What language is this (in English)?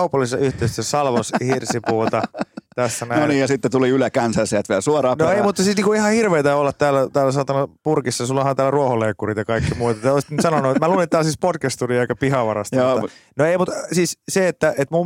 Finnish